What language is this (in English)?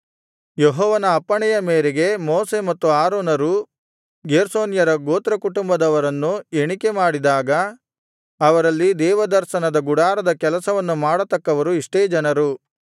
Kannada